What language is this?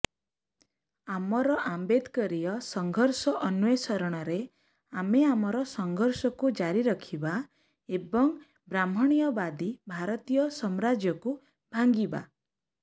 Odia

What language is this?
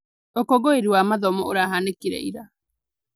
Kikuyu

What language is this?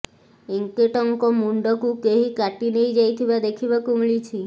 Odia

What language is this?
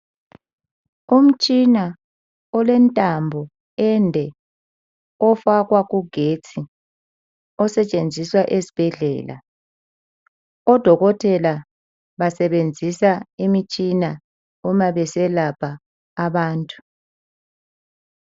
North Ndebele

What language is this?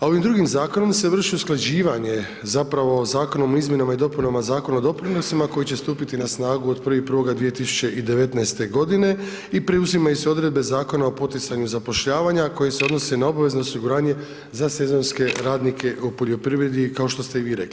Croatian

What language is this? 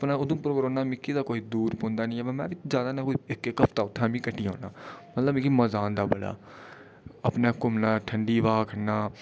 Dogri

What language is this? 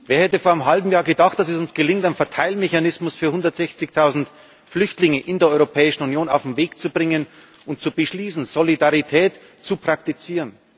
German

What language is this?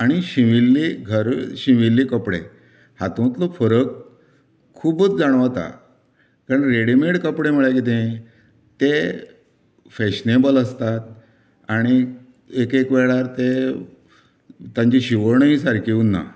Konkani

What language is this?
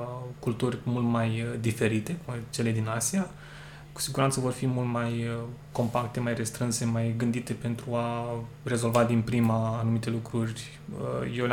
Romanian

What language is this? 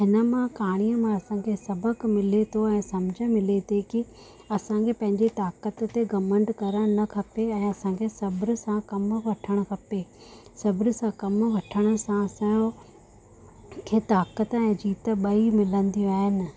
Sindhi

